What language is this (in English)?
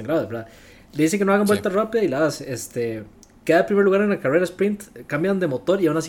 Spanish